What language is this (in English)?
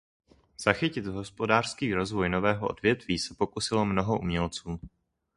Czech